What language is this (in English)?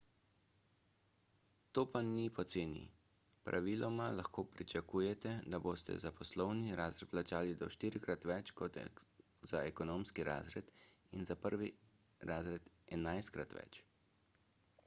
Slovenian